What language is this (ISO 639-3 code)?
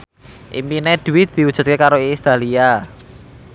jav